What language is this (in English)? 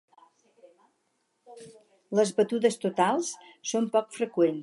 Catalan